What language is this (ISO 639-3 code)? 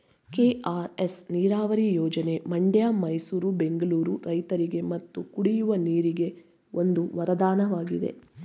kan